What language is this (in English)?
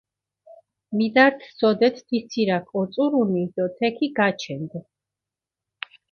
Mingrelian